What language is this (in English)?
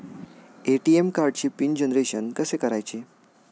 Marathi